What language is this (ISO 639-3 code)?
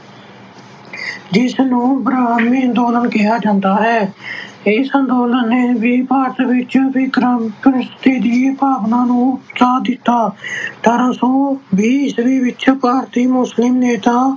pan